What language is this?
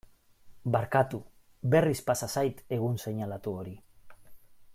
Basque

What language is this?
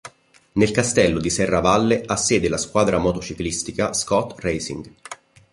Italian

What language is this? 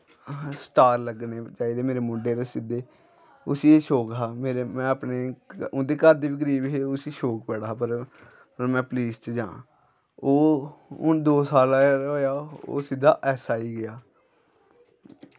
Dogri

